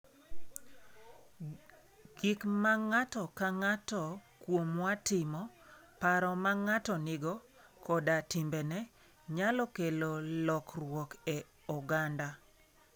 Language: Luo (Kenya and Tanzania)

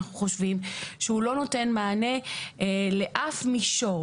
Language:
Hebrew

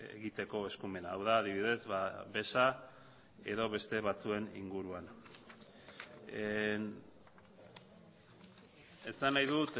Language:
Basque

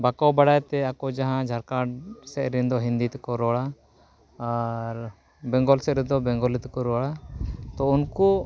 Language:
Santali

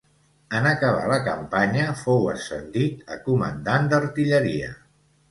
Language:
Catalan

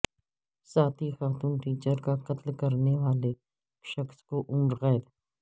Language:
Urdu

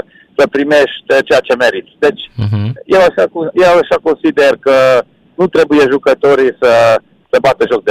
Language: Romanian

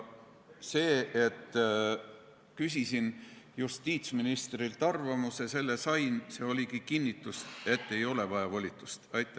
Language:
Estonian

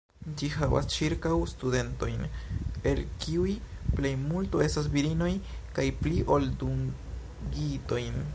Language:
Esperanto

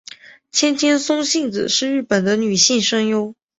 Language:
Chinese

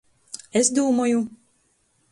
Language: Latgalian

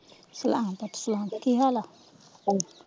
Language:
Punjabi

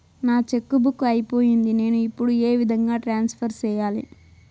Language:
Telugu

